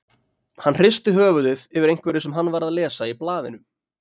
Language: Icelandic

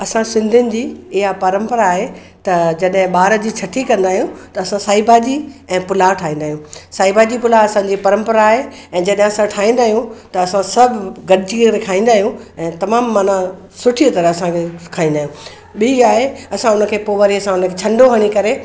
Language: Sindhi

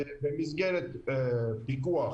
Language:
Hebrew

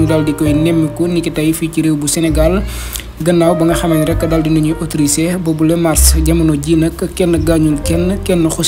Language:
Arabic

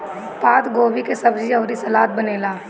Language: Bhojpuri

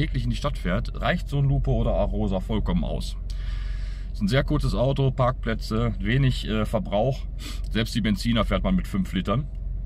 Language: German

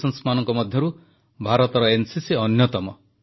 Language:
Odia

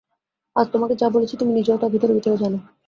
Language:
Bangla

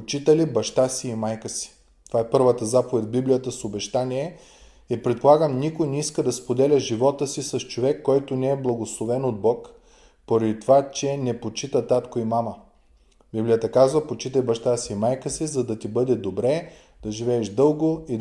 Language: Bulgarian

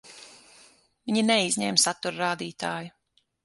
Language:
Latvian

